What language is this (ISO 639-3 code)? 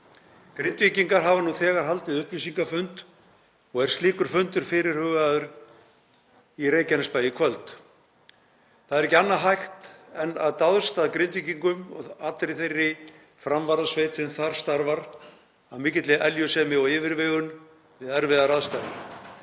isl